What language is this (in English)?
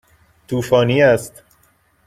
Persian